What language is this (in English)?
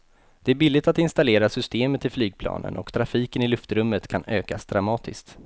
Swedish